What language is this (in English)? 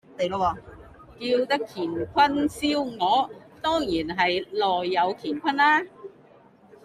Cantonese